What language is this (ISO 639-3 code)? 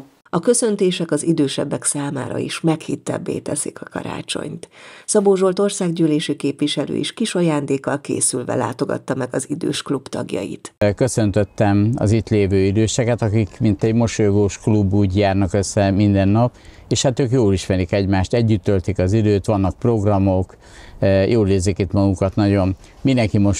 hun